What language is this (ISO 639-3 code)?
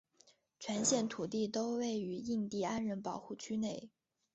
zho